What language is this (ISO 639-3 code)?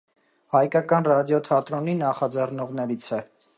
hye